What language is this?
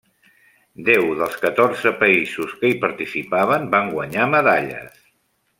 Catalan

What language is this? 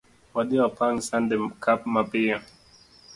Luo (Kenya and Tanzania)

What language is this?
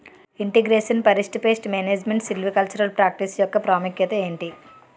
Telugu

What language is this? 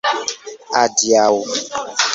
Esperanto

